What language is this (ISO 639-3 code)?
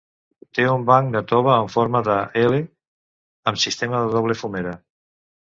cat